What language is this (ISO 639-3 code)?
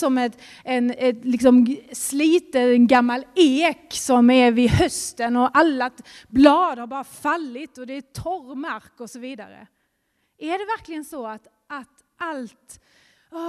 swe